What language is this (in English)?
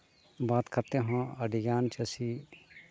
Santali